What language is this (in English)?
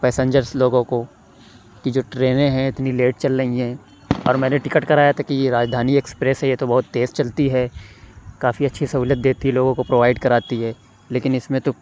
Urdu